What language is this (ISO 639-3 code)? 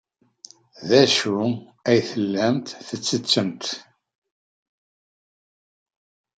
kab